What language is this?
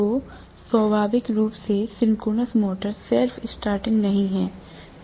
Hindi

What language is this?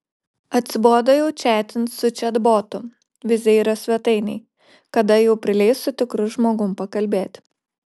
Lithuanian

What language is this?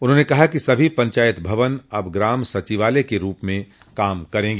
Hindi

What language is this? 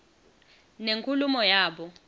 Swati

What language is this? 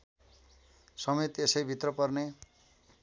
Nepali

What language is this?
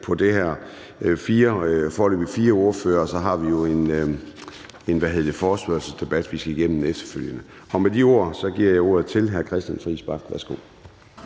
Danish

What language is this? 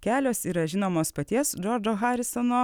Lithuanian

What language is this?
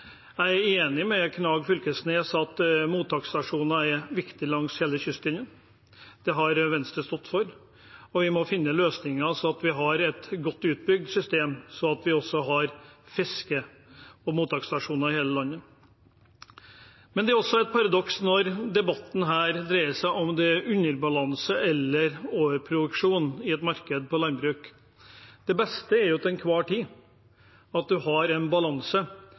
Norwegian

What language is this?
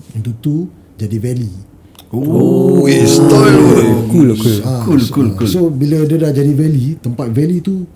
Malay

